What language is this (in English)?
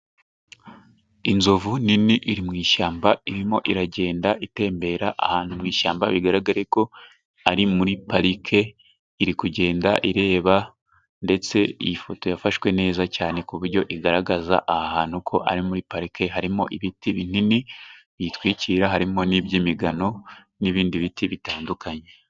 Kinyarwanda